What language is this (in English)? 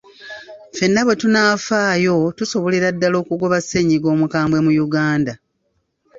Ganda